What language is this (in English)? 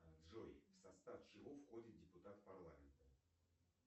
Russian